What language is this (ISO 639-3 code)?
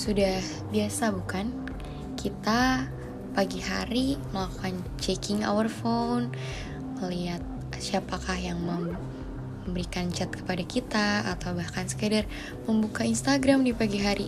ind